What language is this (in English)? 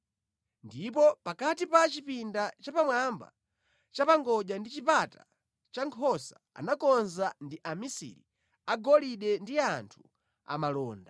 Nyanja